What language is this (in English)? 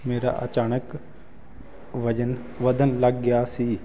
Punjabi